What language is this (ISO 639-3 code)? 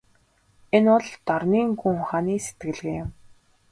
mon